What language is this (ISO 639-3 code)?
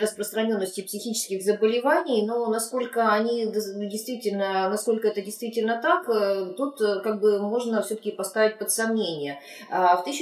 rus